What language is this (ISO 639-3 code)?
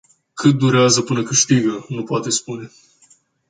ron